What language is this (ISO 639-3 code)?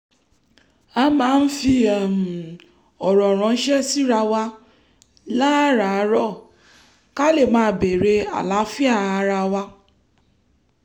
yor